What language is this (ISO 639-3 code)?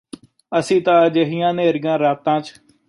pan